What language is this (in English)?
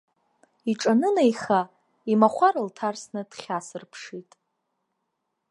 Abkhazian